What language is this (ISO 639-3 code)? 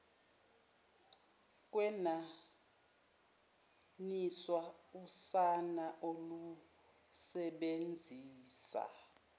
zul